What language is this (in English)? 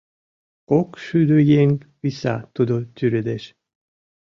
Mari